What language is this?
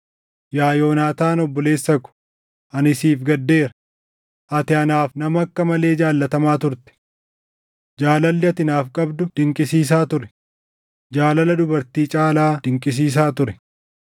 Oromo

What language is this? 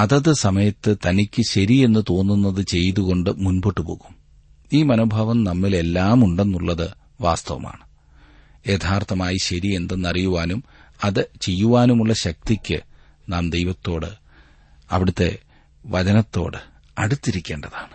Malayalam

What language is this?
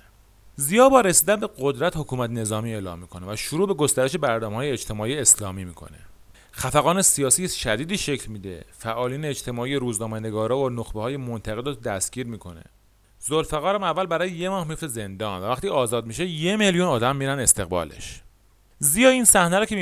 Persian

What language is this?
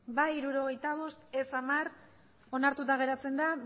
Basque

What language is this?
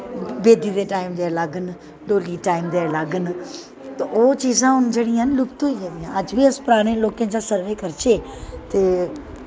Dogri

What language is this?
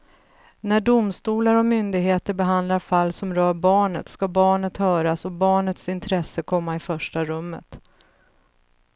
Swedish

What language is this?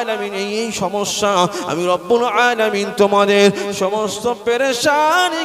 Arabic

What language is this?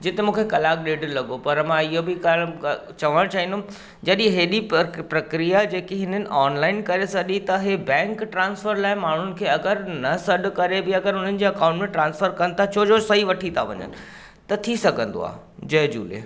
Sindhi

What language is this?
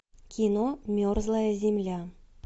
Russian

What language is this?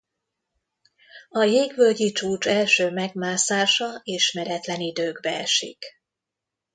Hungarian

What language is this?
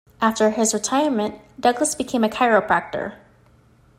English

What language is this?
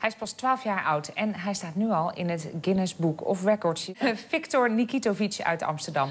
Dutch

